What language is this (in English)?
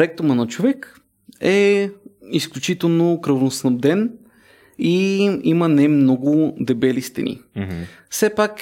Bulgarian